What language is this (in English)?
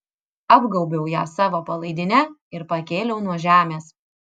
Lithuanian